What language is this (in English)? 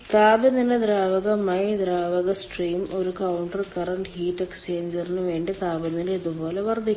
Malayalam